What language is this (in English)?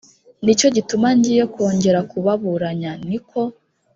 Kinyarwanda